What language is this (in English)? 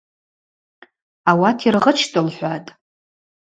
Abaza